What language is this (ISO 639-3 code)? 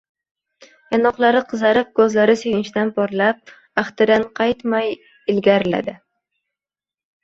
uzb